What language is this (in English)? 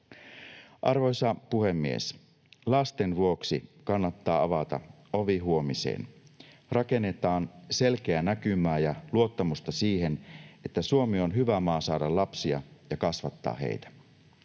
Finnish